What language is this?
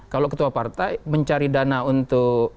Indonesian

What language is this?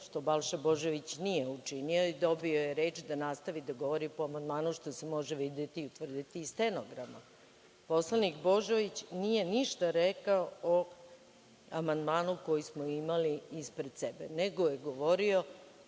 Serbian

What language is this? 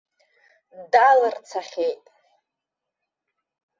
Abkhazian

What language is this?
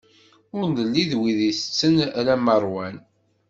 Kabyle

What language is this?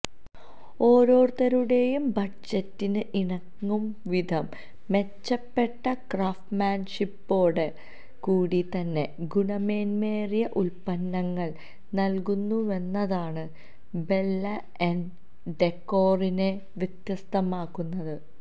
Malayalam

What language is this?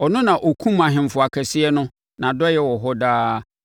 Akan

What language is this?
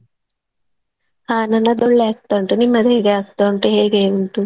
Kannada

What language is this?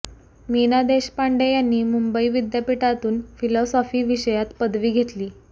Marathi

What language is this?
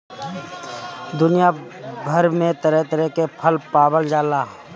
Bhojpuri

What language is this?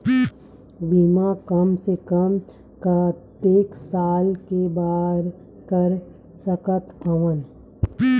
Chhattisgarhi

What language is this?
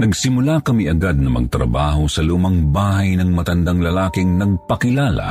Filipino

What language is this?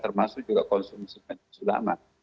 Indonesian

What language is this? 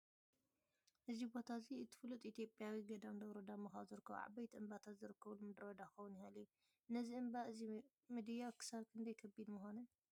Tigrinya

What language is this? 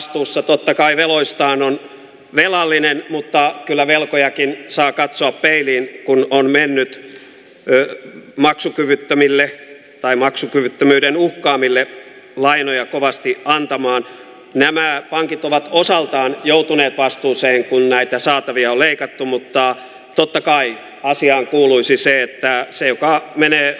Finnish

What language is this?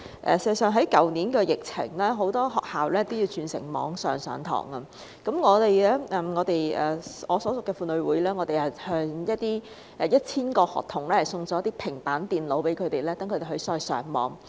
Cantonese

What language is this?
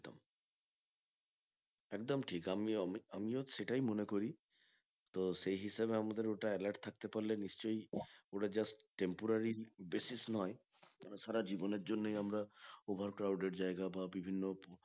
Bangla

